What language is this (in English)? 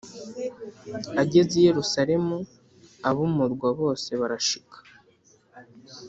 Kinyarwanda